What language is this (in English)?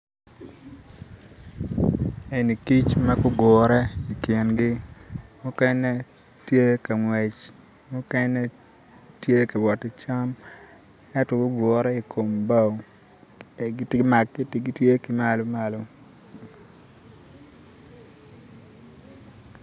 Acoli